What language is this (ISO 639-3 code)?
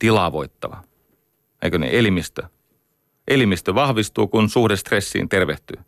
fin